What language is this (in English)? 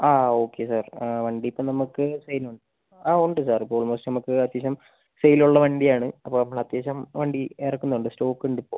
Malayalam